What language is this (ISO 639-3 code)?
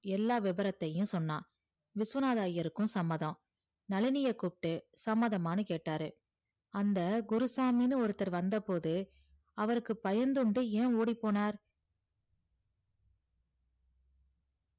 tam